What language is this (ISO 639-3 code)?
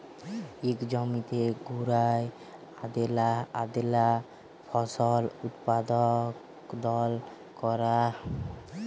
ben